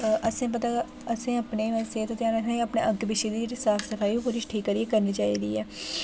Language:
Dogri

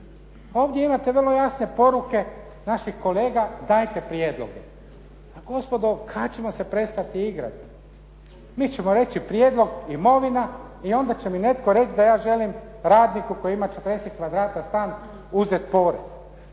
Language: Croatian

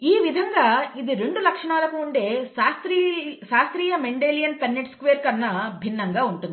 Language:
Telugu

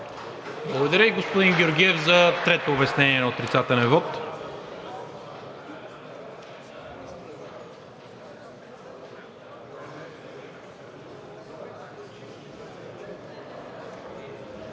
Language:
Bulgarian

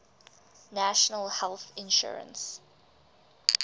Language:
English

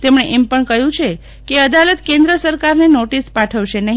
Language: Gujarati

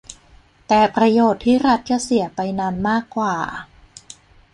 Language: Thai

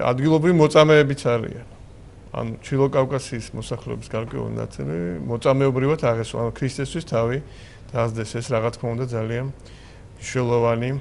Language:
Romanian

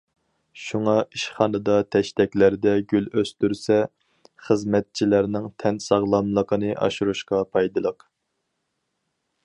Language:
Uyghur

